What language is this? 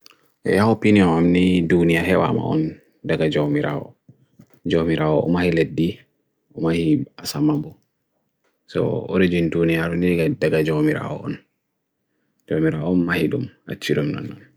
Bagirmi Fulfulde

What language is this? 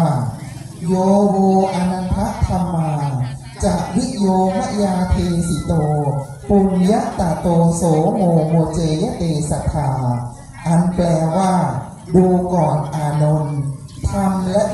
Thai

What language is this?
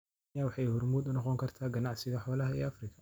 Somali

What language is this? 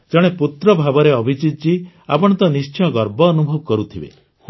Odia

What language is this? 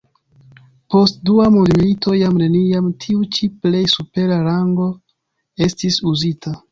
Esperanto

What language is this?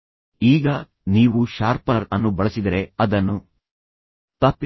Kannada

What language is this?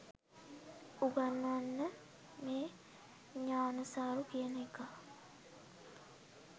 Sinhala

